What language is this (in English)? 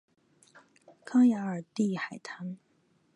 Chinese